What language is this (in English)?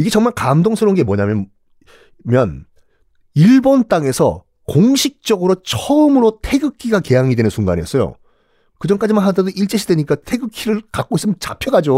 Korean